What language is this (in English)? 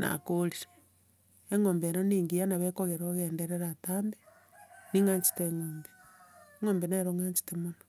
Gusii